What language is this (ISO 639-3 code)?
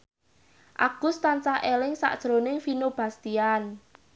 jav